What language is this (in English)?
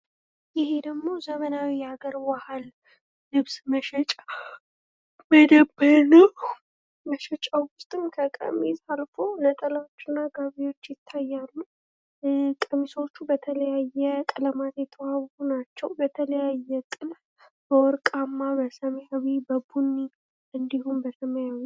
Amharic